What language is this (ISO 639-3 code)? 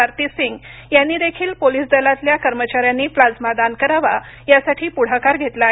mar